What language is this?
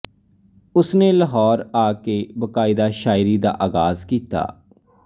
Punjabi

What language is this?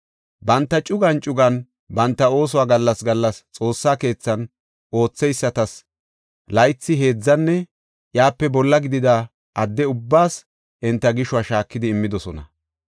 Gofa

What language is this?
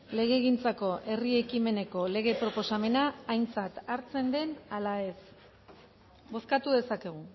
Basque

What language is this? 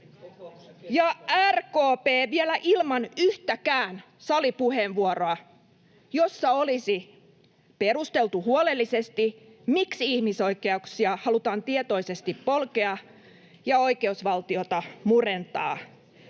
Finnish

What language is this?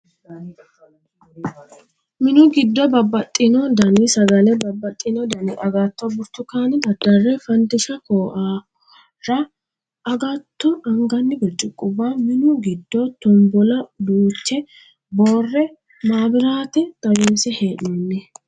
Sidamo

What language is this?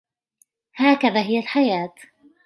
Arabic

